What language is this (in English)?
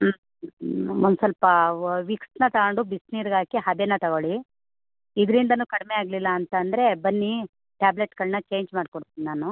Kannada